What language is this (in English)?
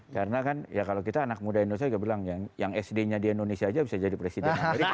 Indonesian